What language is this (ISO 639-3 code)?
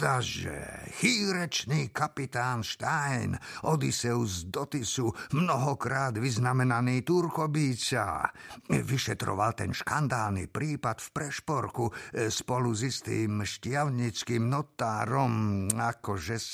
slk